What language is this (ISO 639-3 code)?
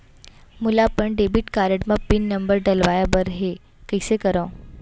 hne